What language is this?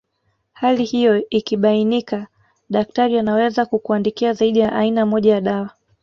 Swahili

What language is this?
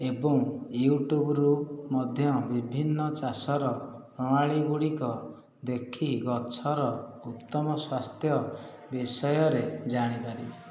Odia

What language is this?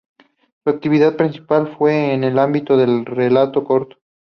Spanish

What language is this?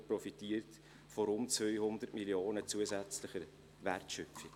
Swiss German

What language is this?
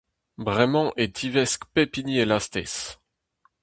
Breton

